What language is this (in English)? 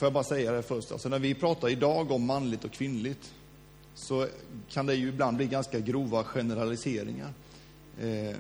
Swedish